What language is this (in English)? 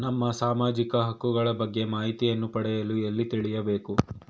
Kannada